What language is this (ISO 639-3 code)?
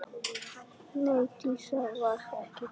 isl